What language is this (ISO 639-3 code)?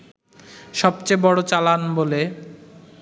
ben